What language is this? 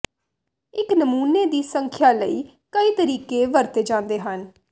Punjabi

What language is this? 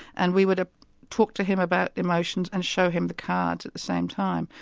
English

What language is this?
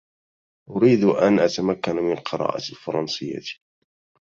Arabic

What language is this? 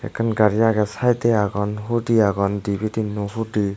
Chakma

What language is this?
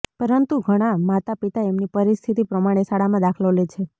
Gujarati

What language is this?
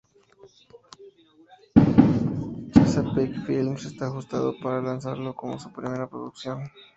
Spanish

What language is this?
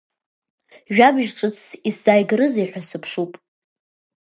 Abkhazian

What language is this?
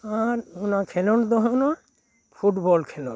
Santali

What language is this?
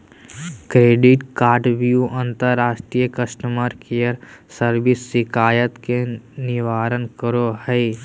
Magahi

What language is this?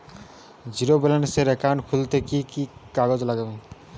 Bangla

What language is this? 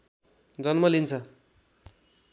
Nepali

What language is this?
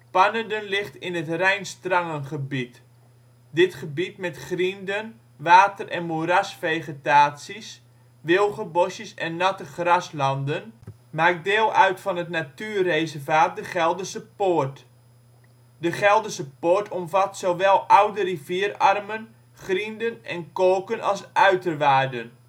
Dutch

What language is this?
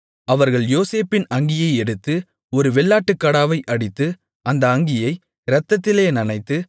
Tamil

